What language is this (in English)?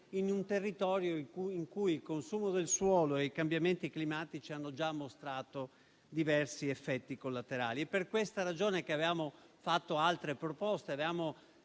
Italian